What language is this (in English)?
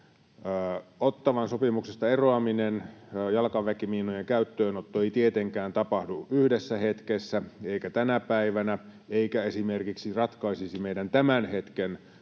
Finnish